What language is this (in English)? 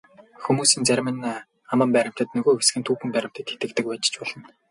Mongolian